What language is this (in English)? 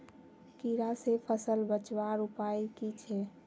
Magahi